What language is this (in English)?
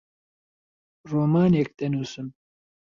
Central Kurdish